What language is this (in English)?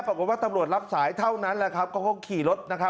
Thai